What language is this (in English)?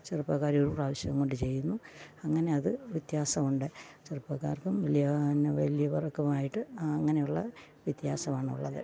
Malayalam